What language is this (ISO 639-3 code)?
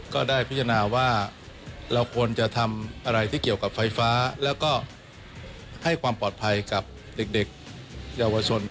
tha